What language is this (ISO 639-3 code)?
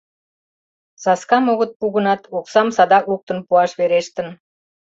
chm